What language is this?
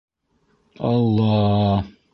Bashkir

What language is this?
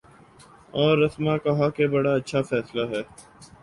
Urdu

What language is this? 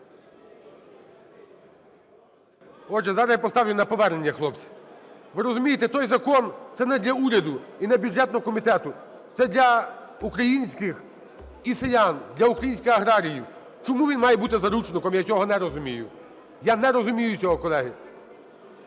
Ukrainian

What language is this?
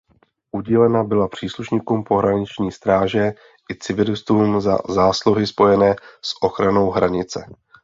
Czech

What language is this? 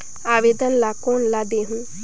Chhattisgarhi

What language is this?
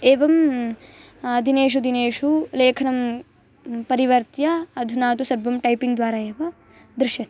Sanskrit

